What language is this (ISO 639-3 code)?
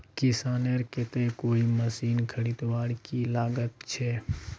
mag